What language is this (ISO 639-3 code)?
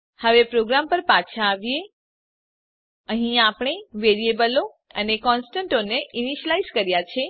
guj